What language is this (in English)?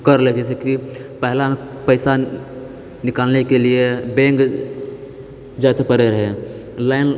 Maithili